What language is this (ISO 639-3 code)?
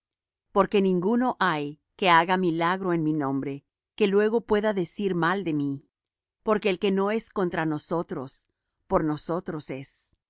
spa